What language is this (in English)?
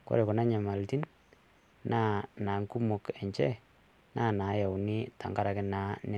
Masai